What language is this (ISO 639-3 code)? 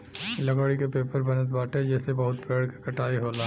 bho